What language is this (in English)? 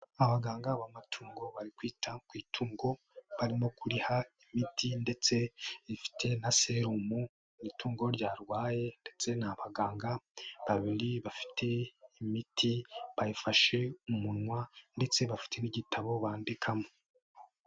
Kinyarwanda